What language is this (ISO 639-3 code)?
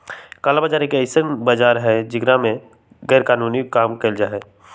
mag